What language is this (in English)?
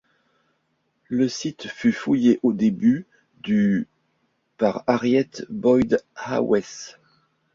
French